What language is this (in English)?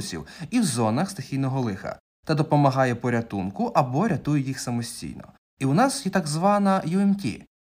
Ukrainian